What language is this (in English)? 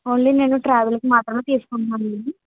Telugu